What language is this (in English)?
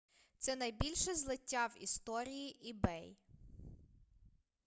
Ukrainian